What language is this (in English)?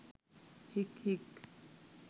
Sinhala